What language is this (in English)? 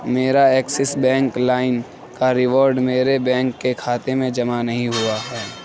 Urdu